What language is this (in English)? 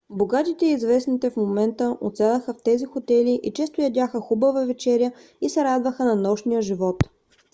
Bulgarian